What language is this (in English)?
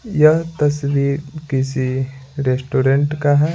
Hindi